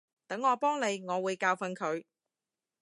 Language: Cantonese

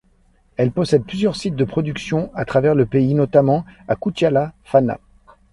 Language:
French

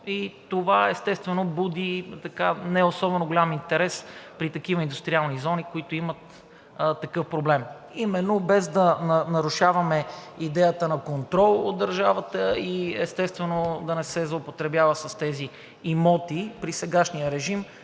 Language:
Bulgarian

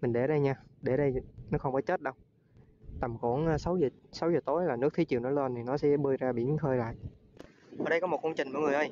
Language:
Vietnamese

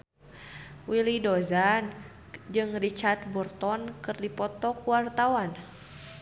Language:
Sundanese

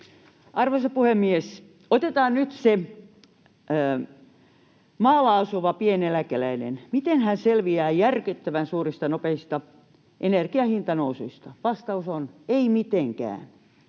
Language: Finnish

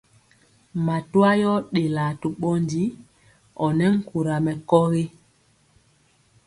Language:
Mpiemo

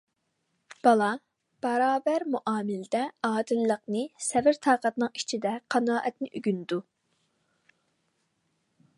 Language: Uyghur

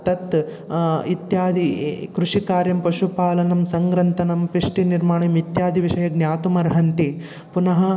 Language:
Sanskrit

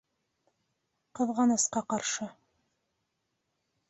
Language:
Bashkir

